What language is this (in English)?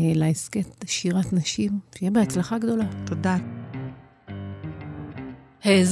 Hebrew